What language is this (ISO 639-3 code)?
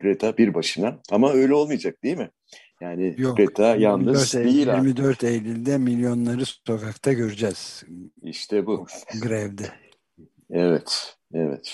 tur